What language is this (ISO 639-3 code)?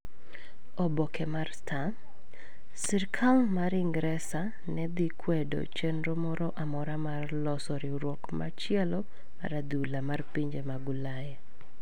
luo